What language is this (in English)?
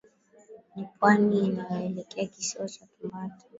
Swahili